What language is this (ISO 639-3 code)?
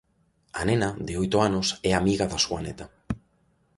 glg